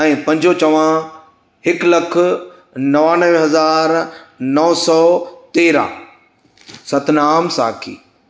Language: Sindhi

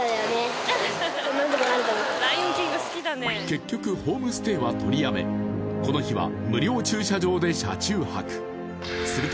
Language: Japanese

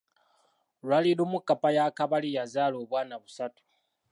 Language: Ganda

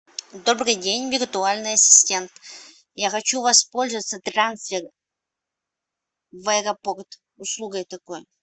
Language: Russian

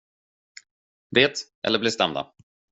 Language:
Swedish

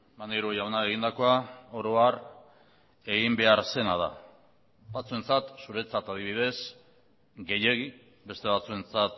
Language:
Basque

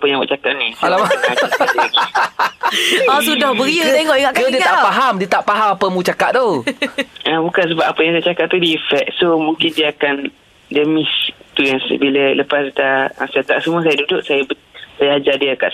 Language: Malay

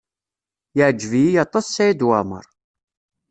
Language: Kabyle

